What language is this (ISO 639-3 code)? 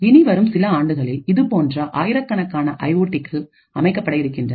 tam